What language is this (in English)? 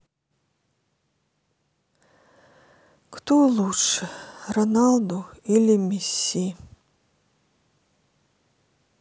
Russian